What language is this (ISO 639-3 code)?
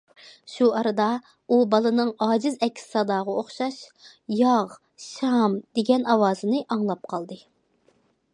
uig